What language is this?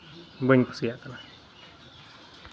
Santali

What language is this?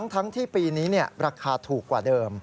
Thai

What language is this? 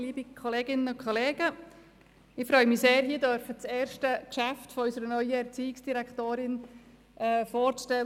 Swiss German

